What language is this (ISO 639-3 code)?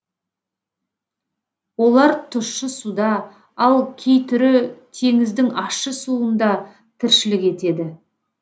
kaz